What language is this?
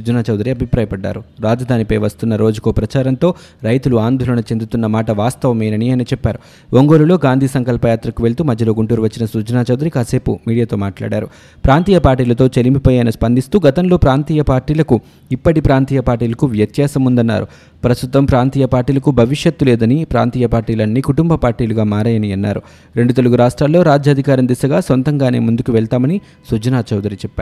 Telugu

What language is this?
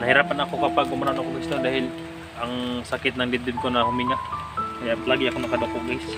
Filipino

